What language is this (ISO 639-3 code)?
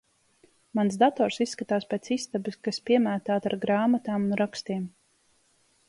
lav